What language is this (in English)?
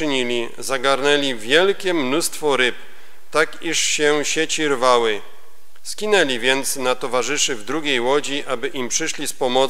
Polish